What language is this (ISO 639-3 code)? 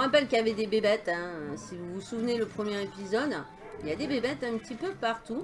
fra